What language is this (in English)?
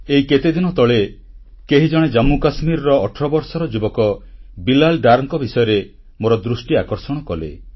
Odia